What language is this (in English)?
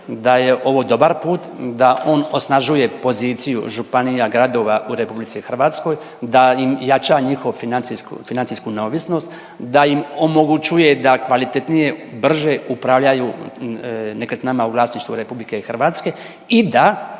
Croatian